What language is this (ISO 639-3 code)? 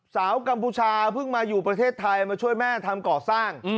tha